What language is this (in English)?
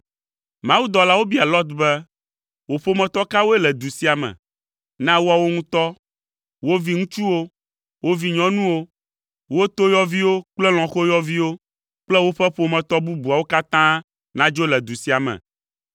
Ewe